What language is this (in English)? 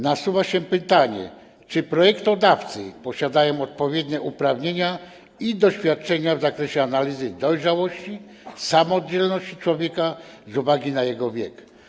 Polish